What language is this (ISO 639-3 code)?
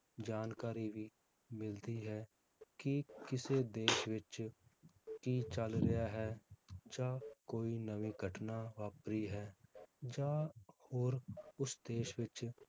pan